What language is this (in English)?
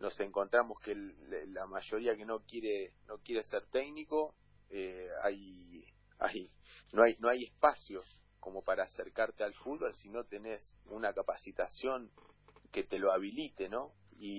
Spanish